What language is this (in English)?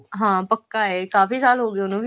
Punjabi